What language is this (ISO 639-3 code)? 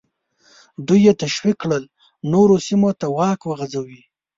pus